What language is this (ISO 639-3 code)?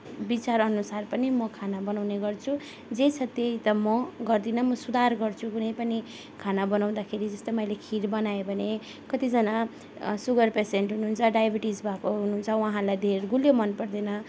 nep